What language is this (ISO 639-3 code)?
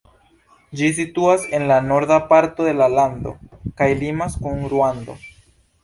epo